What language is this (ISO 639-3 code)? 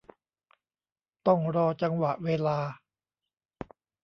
tha